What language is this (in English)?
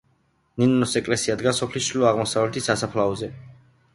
Georgian